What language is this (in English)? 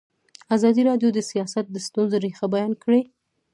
Pashto